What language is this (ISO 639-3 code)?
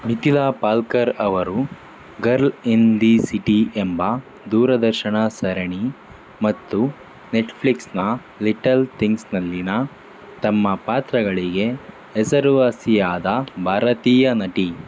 kan